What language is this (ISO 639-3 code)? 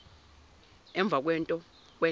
zul